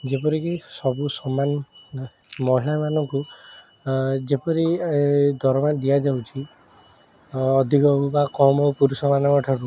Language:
Odia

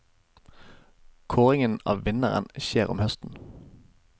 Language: Norwegian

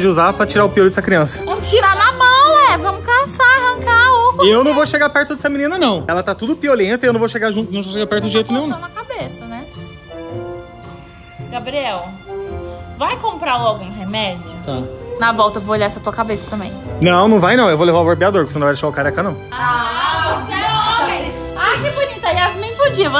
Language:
Portuguese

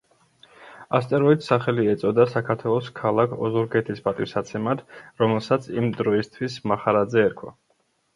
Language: Georgian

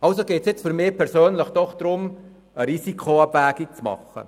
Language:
Swiss German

